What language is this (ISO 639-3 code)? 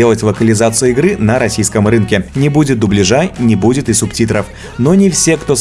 rus